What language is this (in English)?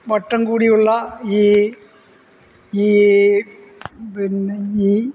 Malayalam